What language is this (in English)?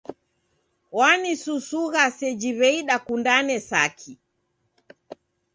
Taita